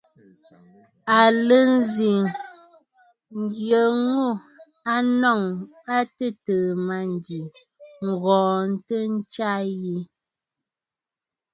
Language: Bafut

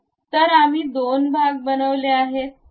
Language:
Marathi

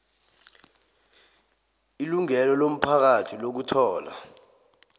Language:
South Ndebele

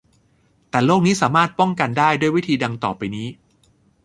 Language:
Thai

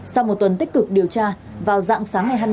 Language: Vietnamese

